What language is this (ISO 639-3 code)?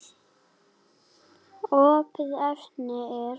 isl